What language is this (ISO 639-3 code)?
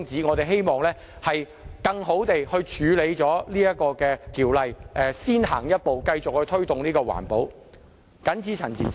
yue